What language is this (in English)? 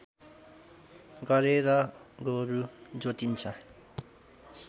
Nepali